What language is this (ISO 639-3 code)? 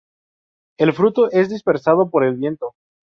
spa